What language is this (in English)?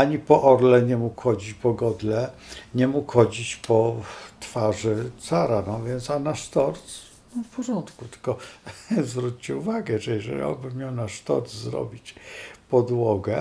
Polish